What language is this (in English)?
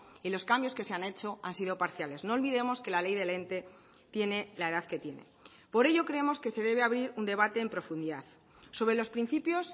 Spanish